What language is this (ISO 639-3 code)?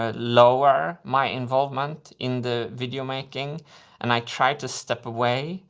eng